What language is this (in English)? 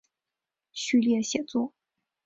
Chinese